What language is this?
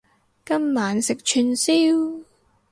Cantonese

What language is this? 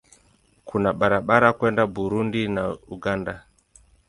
Swahili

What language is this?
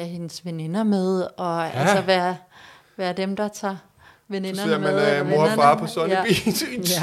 Danish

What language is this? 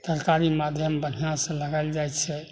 Maithili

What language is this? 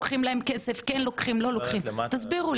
Hebrew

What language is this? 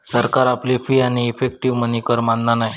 Marathi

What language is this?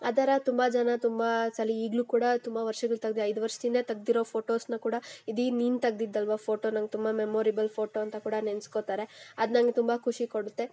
Kannada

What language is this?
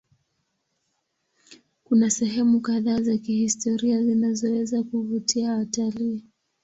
Swahili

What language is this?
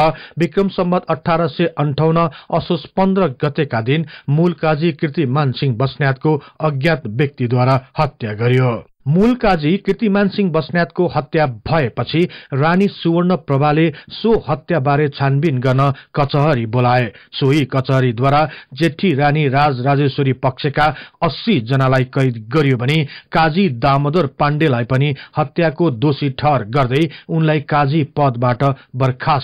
Hindi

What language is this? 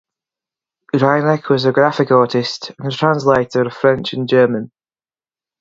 English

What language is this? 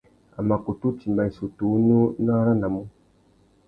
Tuki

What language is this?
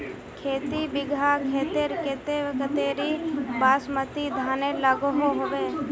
Magahi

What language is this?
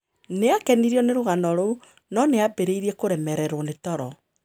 Kikuyu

